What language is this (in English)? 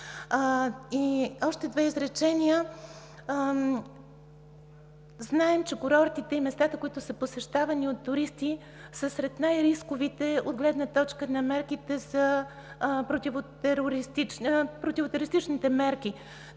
Bulgarian